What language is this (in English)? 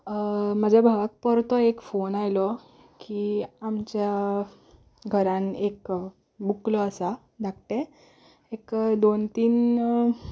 Konkani